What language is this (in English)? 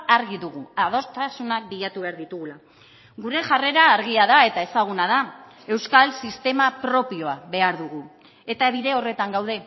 Basque